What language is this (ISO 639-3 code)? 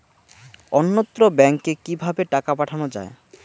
ben